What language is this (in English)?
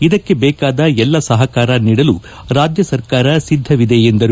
Kannada